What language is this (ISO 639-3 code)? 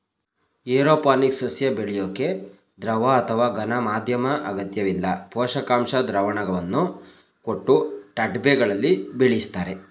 kan